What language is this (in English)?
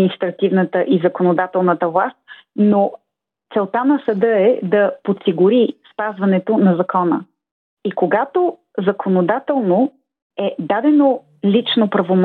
Bulgarian